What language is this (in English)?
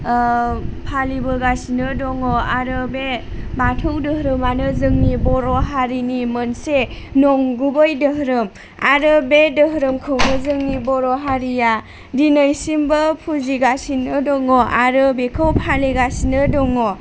Bodo